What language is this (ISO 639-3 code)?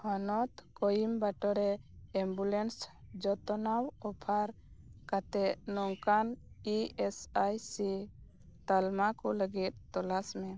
sat